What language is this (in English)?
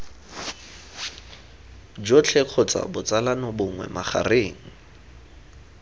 Tswana